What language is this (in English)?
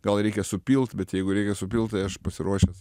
Lithuanian